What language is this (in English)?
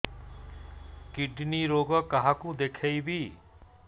Odia